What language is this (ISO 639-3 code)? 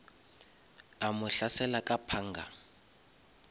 nso